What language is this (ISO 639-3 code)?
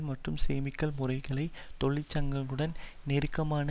tam